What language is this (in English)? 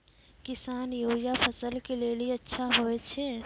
Maithili